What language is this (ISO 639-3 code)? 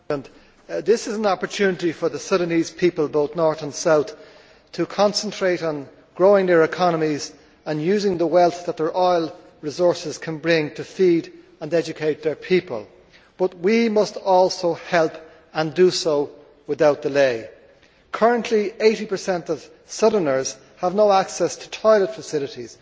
eng